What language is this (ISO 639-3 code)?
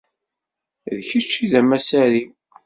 kab